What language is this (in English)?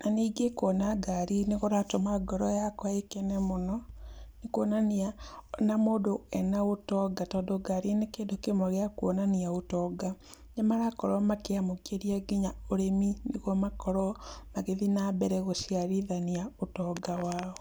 Kikuyu